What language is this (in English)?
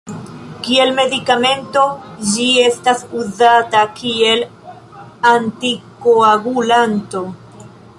Esperanto